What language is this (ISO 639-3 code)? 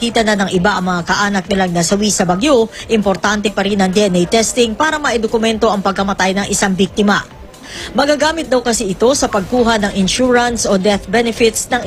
fil